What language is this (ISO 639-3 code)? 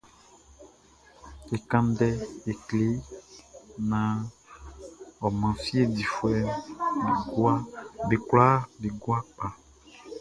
bci